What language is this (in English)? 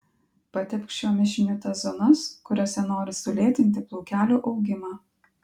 Lithuanian